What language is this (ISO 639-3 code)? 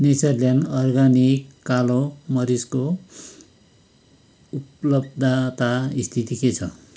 nep